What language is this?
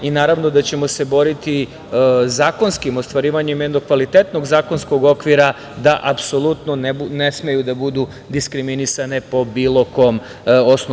Serbian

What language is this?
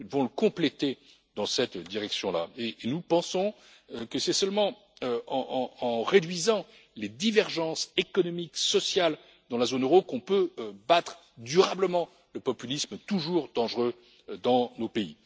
French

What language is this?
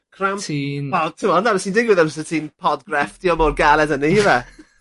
Welsh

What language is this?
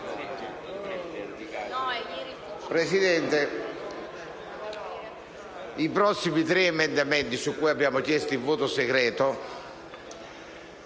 Italian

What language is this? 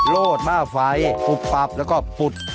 Thai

